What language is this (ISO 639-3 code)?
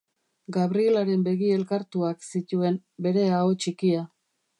eus